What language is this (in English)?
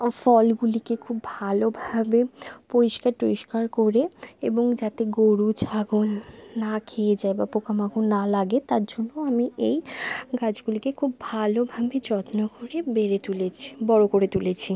Bangla